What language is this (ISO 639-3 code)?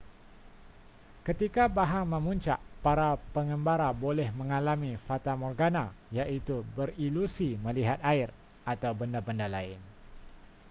msa